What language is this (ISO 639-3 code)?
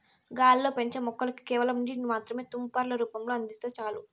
tel